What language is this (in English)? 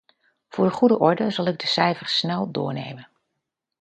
Dutch